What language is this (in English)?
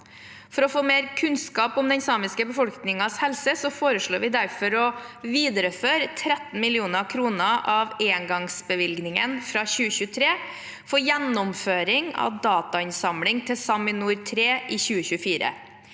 Norwegian